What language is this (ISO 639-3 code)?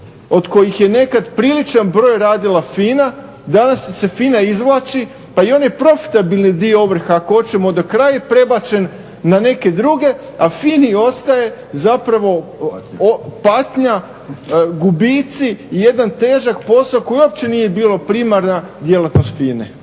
hrv